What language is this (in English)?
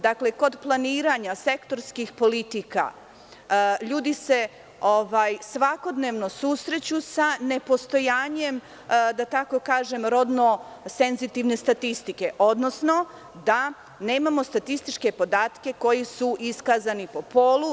Serbian